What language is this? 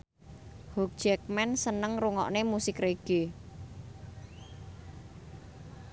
Javanese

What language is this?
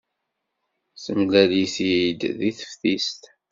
Kabyle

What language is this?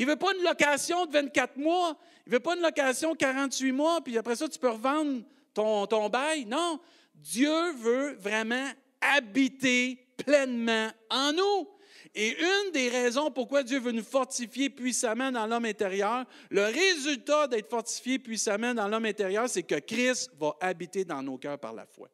French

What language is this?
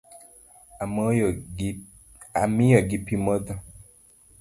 Luo (Kenya and Tanzania)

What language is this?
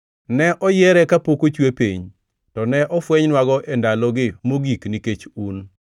Luo (Kenya and Tanzania)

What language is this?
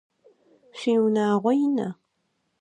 Adyghe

